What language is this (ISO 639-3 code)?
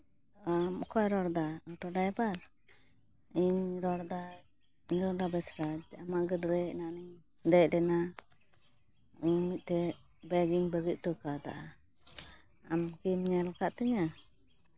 sat